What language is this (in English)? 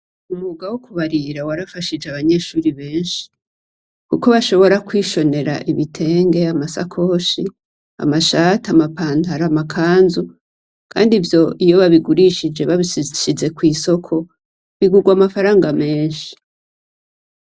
Rundi